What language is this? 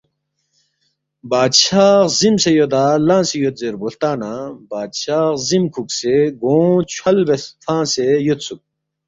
Balti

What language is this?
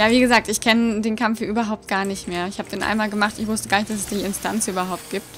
German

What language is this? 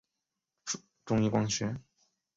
Chinese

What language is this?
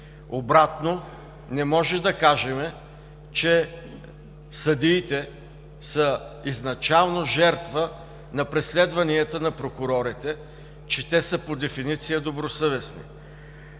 Bulgarian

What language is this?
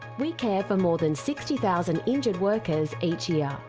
English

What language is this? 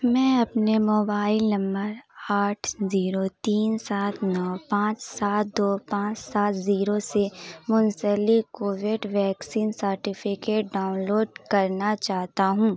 Urdu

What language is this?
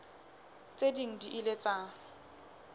Southern Sotho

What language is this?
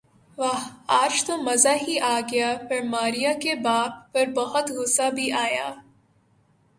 Urdu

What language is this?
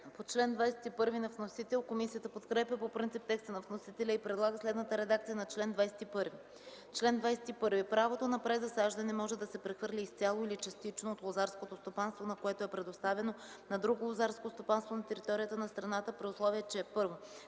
Bulgarian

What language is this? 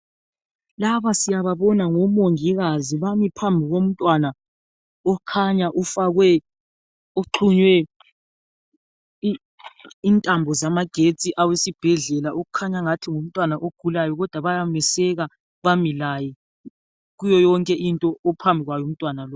North Ndebele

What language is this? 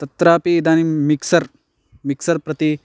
Sanskrit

